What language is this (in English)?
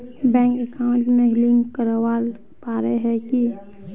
Magahi